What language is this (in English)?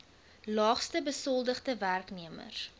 Afrikaans